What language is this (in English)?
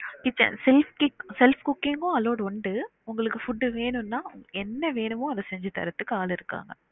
Tamil